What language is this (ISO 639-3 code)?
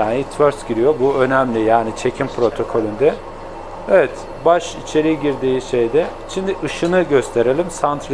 tur